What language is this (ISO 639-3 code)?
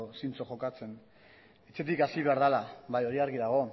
eus